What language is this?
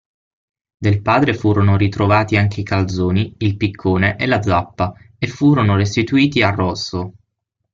Italian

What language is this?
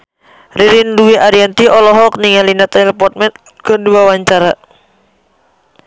Sundanese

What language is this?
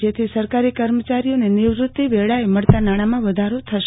Gujarati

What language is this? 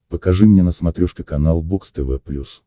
Russian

